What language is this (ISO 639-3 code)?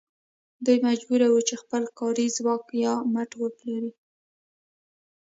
pus